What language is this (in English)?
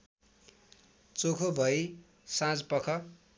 Nepali